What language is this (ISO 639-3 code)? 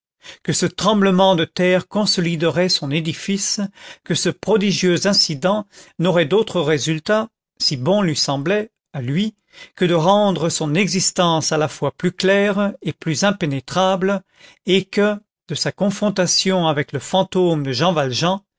fra